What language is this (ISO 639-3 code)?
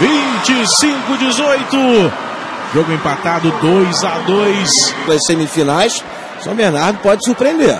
por